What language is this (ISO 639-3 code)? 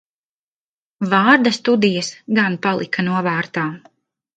lav